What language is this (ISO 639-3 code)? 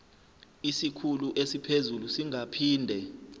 zul